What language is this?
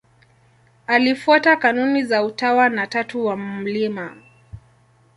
Swahili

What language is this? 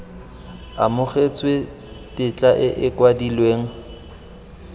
Tswana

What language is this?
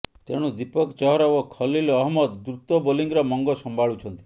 Odia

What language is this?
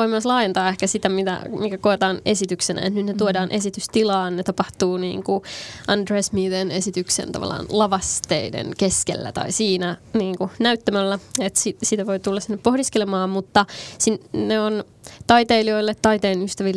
Finnish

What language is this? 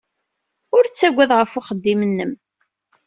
Kabyle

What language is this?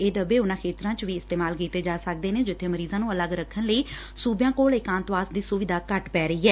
Punjabi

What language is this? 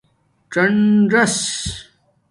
Domaaki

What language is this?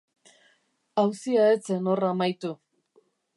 Basque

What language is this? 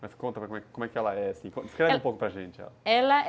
Portuguese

